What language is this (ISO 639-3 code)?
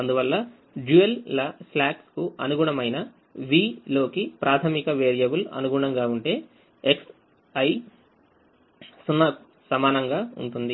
tel